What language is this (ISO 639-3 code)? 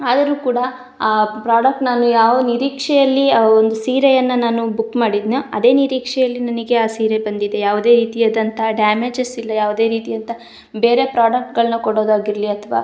kan